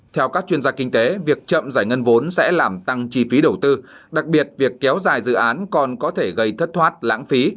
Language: Vietnamese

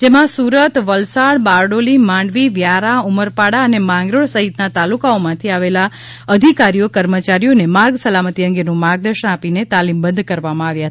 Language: Gujarati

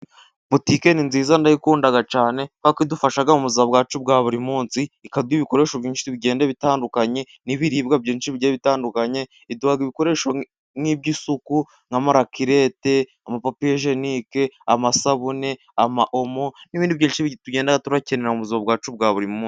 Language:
Kinyarwanda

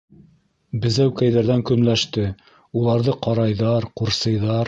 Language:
Bashkir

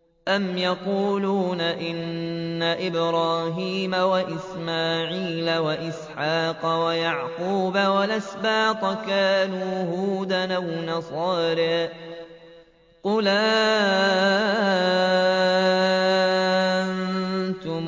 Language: Arabic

